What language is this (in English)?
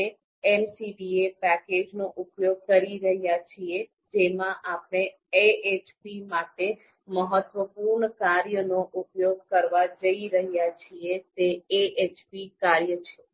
Gujarati